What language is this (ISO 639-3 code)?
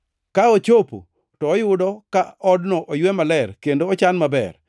luo